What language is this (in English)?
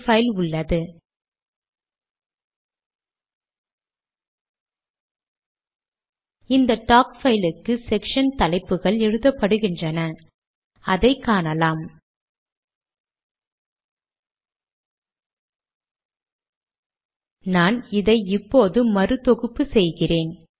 Tamil